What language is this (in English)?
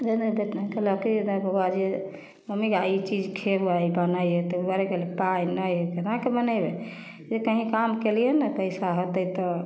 Maithili